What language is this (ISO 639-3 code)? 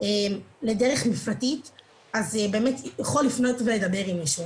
heb